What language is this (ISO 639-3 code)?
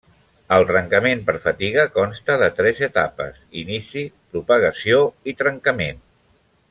cat